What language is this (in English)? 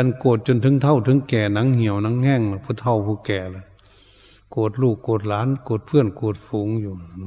Thai